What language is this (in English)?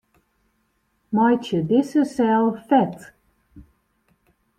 Western Frisian